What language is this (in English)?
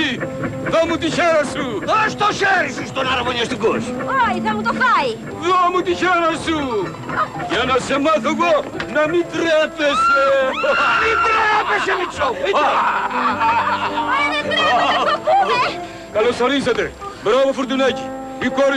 Greek